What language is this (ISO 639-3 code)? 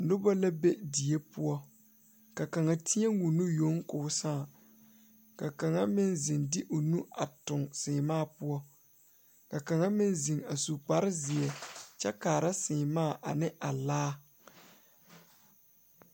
dga